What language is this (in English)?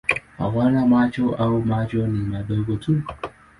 Swahili